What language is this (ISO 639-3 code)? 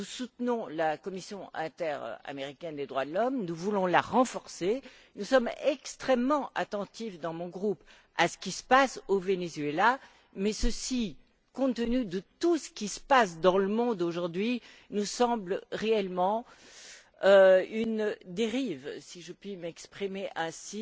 fra